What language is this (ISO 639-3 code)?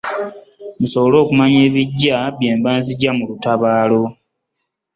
lug